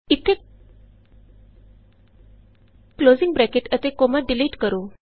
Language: Punjabi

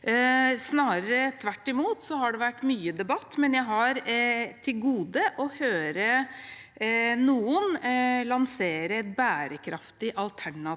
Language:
Norwegian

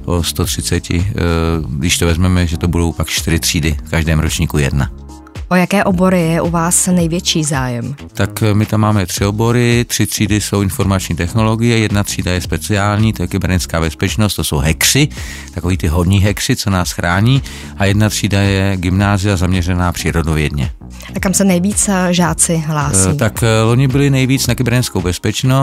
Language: Czech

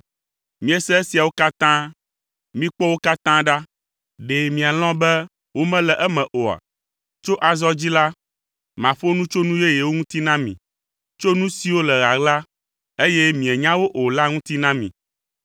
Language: Ewe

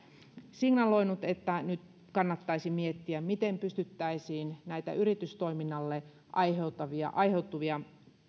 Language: Finnish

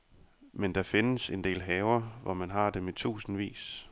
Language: Danish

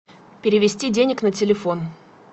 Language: Russian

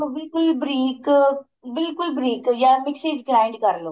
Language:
Punjabi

